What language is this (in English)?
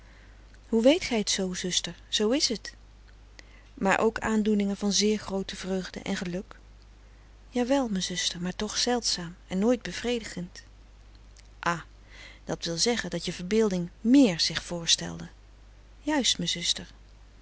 Dutch